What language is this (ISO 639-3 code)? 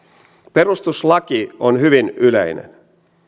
fin